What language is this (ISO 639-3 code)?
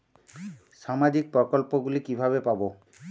ben